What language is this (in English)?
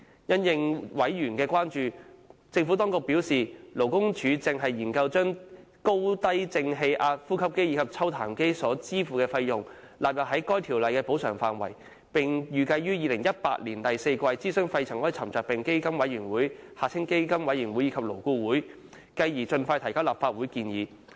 Cantonese